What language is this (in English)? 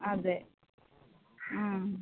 Malayalam